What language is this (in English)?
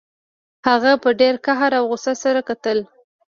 Pashto